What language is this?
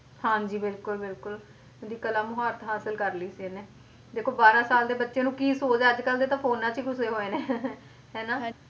Punjabi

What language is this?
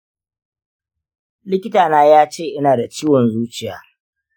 Hausa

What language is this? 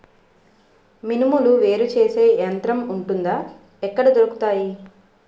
Telugu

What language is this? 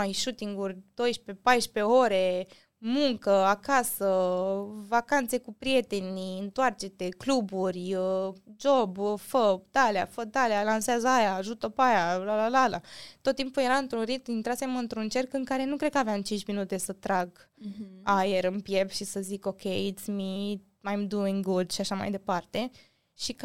Romanian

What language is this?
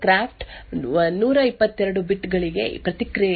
Kannada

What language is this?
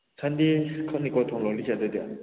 Manipuri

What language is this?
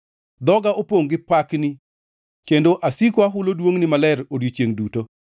Luo (Kenya and Tanzania)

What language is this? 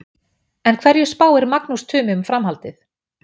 Icelandic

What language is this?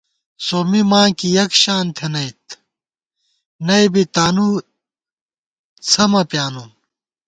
Gawar-Bati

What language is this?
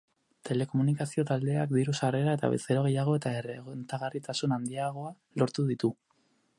Basque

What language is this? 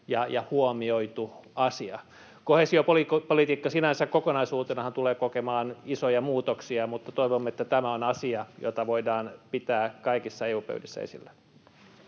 Finnish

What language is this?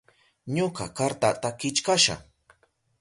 Southern Pastaza Quechua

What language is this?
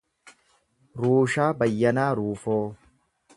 Oromo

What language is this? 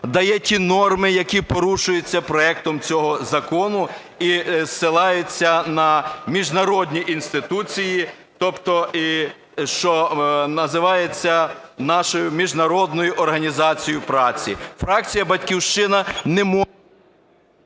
Ukrainian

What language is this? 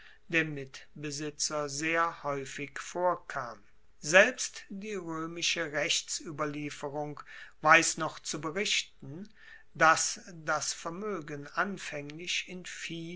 German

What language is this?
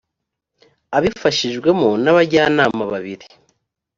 Kinyarwanda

